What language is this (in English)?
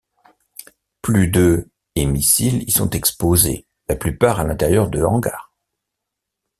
French